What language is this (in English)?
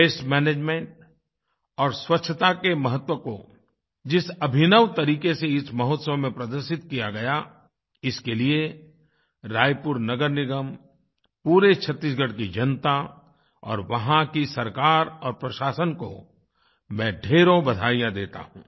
Hindi